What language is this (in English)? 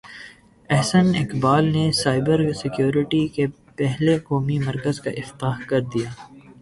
Urdu